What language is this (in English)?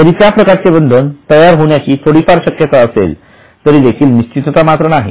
Marathi